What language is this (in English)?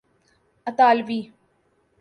Urdu